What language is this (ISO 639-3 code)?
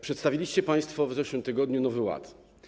pol